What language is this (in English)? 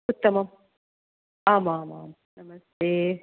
Sanskrit